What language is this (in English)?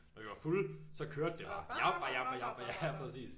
Danish